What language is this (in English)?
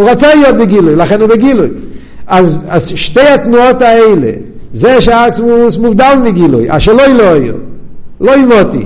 Hebrew